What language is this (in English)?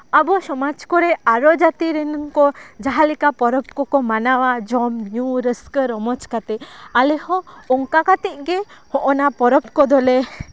Santali